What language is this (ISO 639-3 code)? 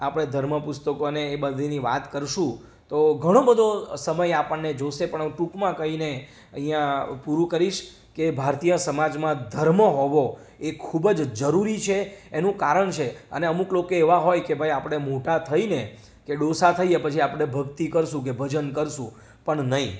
guj